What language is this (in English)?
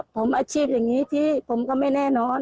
Thai